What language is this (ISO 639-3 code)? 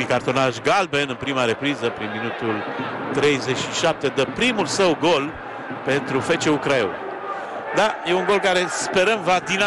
ron